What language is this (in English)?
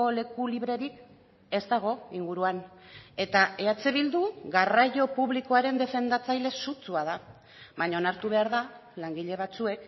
Basque